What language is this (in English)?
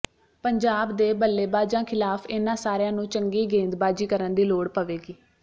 Punjabi